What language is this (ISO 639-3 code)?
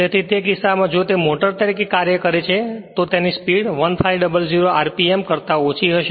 guj